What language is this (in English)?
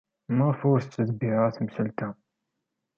Kabyle